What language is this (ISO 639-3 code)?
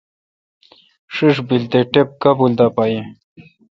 xka